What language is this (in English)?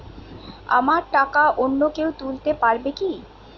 Bangla